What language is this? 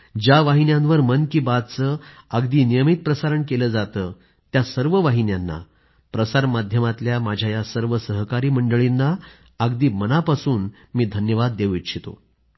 Marathi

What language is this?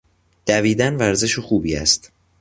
Persian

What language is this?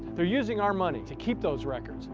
English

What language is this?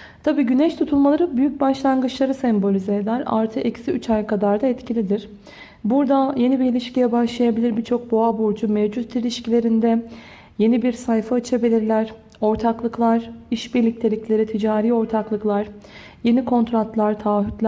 Turkish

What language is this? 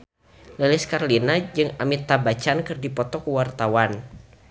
Sundanese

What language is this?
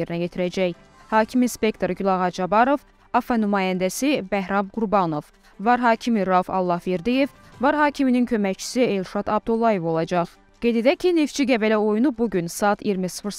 Turkish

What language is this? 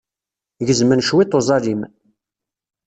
Kabyle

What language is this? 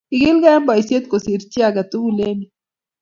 Kalenjin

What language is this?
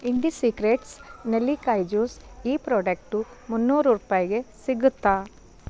Kannada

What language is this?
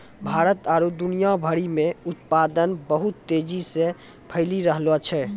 Maithili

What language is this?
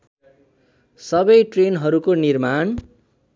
Nepali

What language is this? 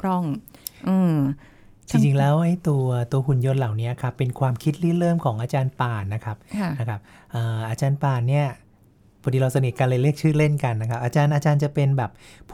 Thai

